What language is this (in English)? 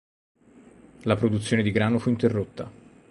Italian